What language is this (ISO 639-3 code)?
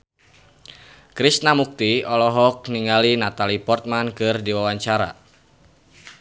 sun